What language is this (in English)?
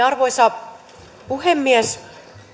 Finnish